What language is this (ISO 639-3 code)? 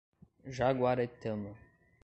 por